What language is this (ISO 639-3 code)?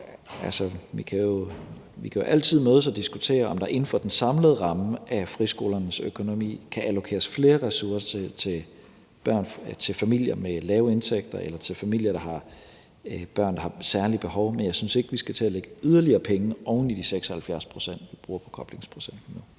dan